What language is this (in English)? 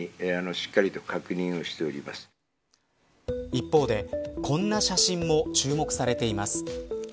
Japanese